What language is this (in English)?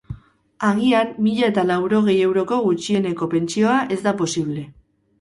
Basque